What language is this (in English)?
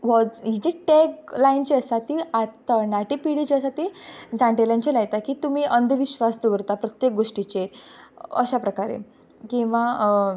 Konkani